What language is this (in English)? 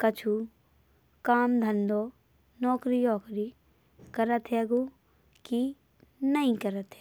Bundeli